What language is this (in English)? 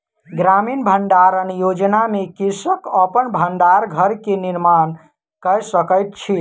Maithili